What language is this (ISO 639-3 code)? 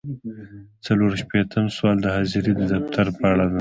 pus